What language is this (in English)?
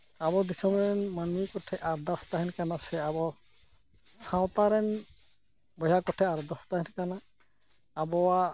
Santali